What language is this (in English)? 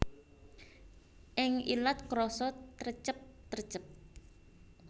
Javanese